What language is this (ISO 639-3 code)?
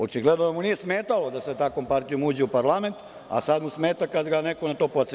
srp